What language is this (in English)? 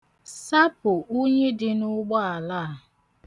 Igbo